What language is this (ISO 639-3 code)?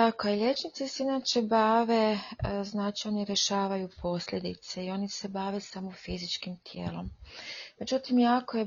hrv